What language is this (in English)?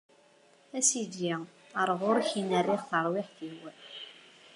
Kabyle